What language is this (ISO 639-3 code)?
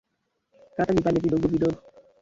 swa